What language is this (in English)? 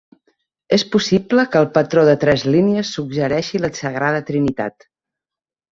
Catalan